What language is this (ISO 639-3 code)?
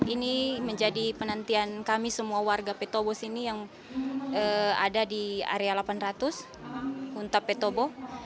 ind